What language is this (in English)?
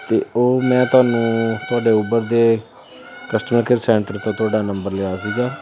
Punjabi